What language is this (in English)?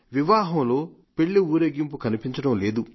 Telugu